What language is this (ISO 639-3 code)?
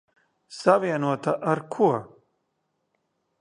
lav